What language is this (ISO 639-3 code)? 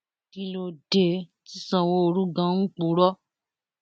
yor